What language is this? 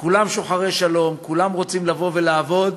Hebrew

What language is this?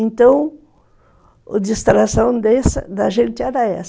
Portuguese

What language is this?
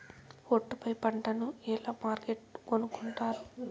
Telugu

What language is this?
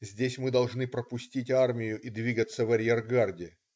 Russian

